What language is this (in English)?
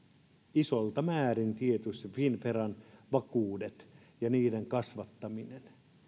Finnish